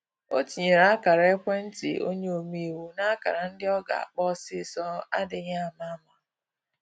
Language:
Igbo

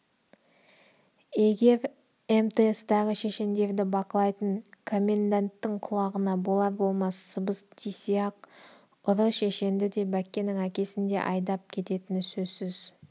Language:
Kazakh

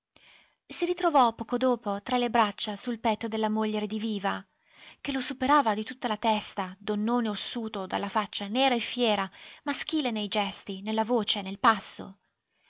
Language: Italian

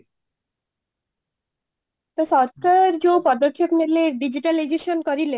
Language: Odia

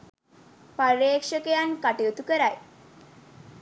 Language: Sinhala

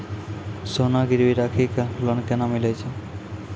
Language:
Maithili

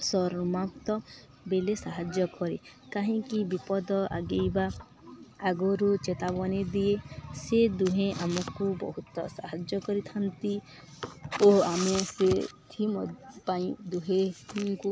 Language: Odia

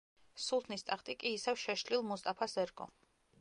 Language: Georgian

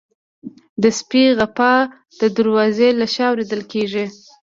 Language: Pashto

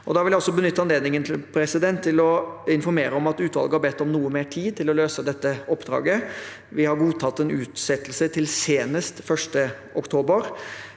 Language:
Norwegian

